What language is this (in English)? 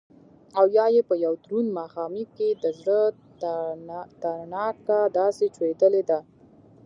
Pashto